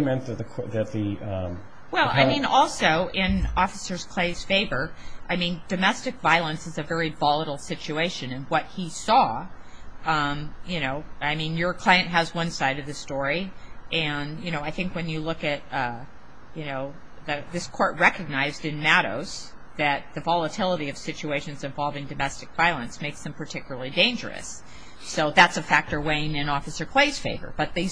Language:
English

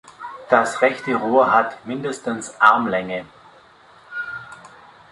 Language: German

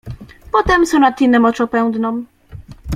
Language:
Polish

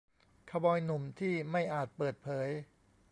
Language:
Thai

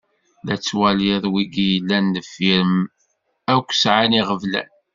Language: Kabyle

